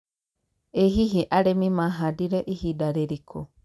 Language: Kikuyu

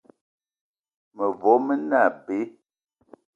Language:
Eton (Cameroon)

